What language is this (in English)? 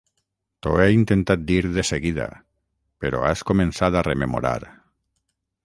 Catalan